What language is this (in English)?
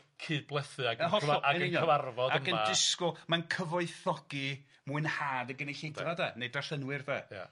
Welsh